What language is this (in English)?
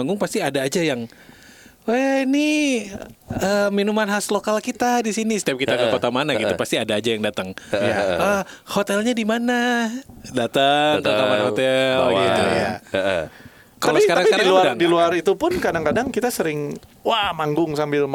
Indonesian